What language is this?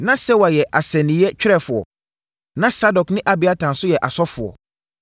Akan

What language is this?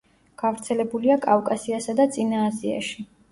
Georgian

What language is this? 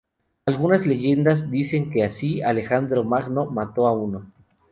Spanish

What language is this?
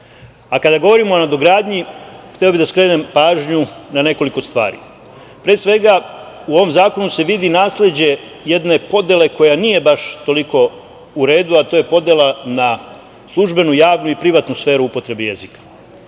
Serbian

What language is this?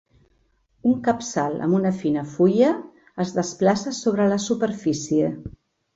Catalan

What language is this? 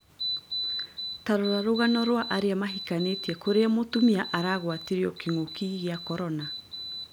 Kikuyu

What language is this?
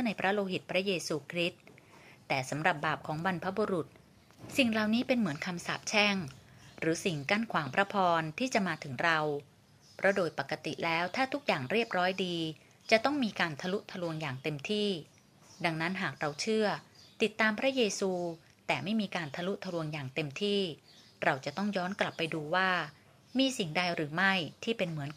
Thai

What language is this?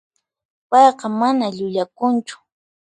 Puno Quechua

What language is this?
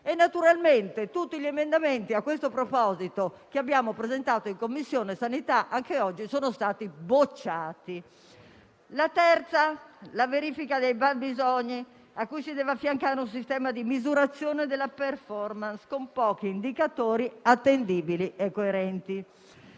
Italian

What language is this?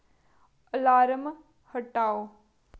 Dogri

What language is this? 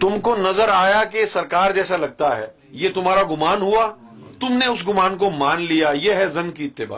Urdu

